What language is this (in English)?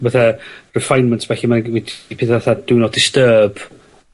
Welsh